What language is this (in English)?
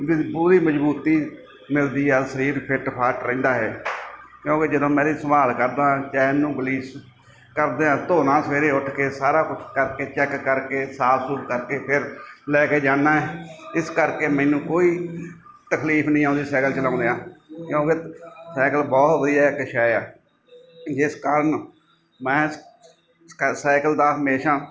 Punjabi